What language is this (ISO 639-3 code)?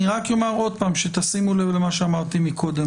heb